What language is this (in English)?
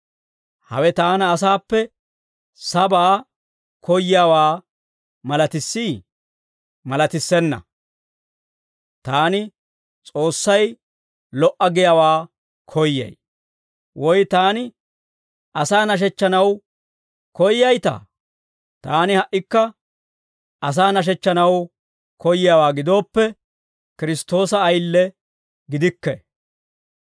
Dawro